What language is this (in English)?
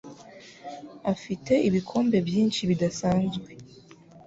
Kinyarwanda